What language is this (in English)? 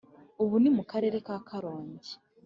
Kinyarwanda